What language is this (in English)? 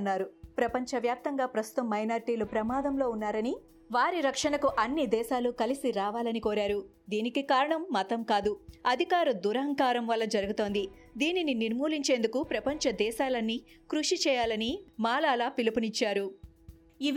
Telugu